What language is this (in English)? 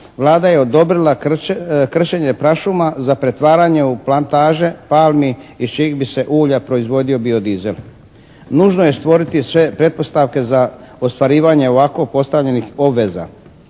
Croatian